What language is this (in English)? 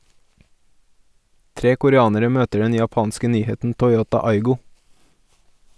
Norwegian